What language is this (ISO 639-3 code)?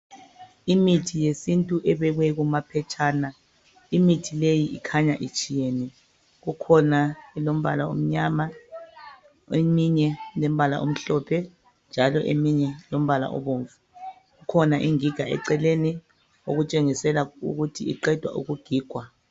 nde